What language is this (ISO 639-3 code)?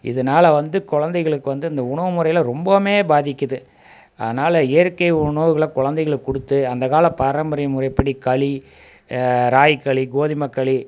tam